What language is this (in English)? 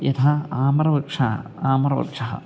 Sanskrit